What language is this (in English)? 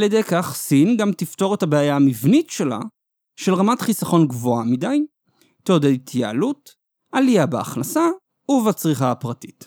Hebrew